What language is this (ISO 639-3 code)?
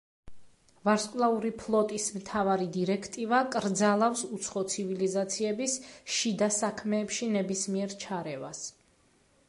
kat